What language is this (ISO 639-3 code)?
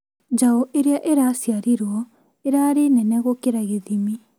kik